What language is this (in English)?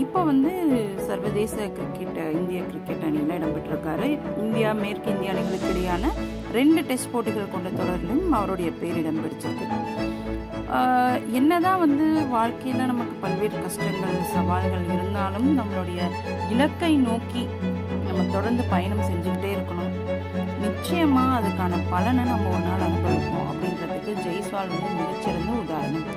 Tamil